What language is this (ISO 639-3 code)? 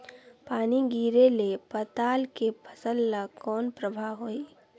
hne